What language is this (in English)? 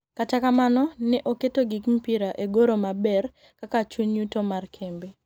Luo (Kenya and Tanzania)